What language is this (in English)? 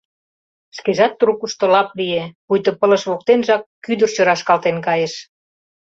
Mari